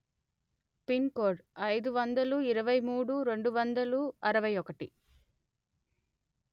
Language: Telugu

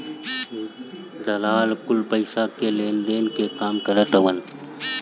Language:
Bhojpuri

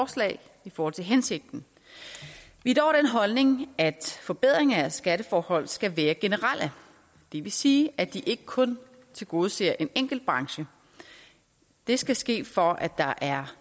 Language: Danish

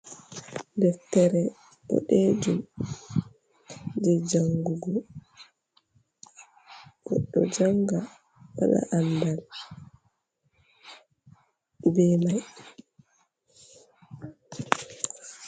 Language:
Fula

